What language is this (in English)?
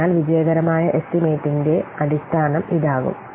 Malayalam